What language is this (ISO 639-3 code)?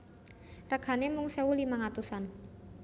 jav